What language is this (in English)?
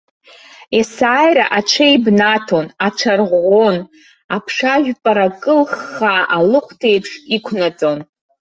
Abkhazian